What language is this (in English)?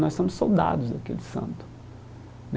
Portuguese